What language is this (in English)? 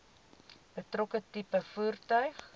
Afrikaans